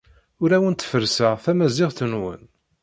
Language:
Kabyle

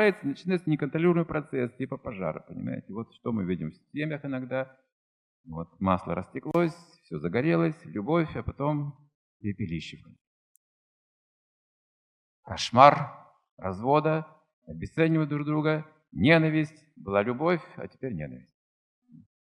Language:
Russian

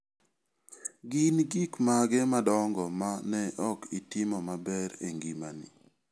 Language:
Luo (Kenya and Tanzania)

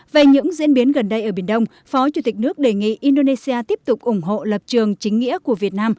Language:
Vietnamese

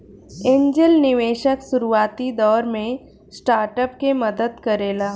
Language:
Bhojpuri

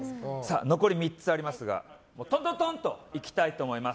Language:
Japanese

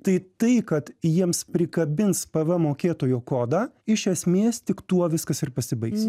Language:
Lithuanian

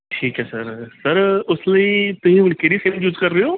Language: Punjabi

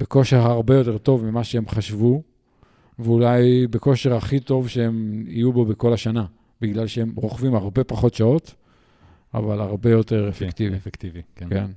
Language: Hebrew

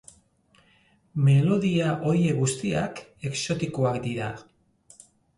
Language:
Basque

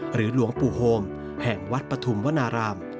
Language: Thai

